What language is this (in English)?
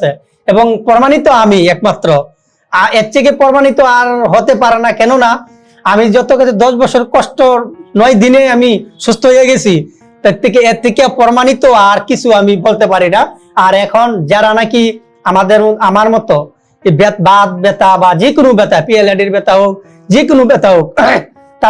Indonesian